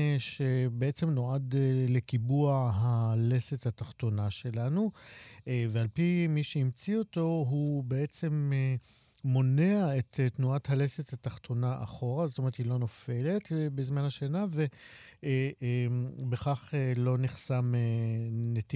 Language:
Hebrew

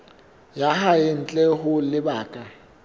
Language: Southern Sotho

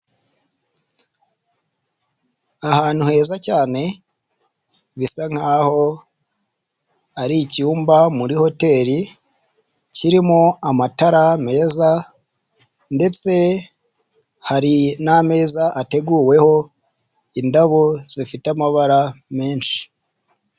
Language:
Kinyarwanda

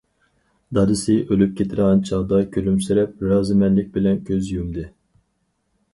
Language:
Uyghur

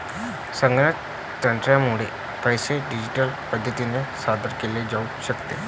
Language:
Marathi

